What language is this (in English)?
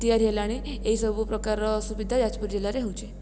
Odia